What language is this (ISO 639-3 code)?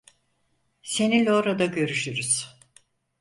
tur